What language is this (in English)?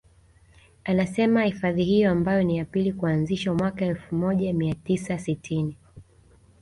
Swahili